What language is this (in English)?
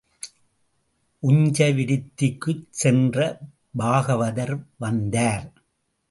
Tamil